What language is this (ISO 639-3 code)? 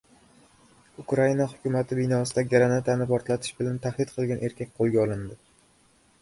uzb